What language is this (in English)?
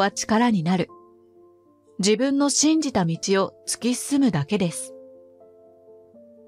Japanese